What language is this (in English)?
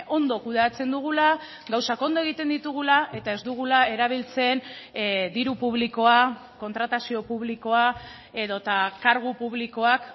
Basque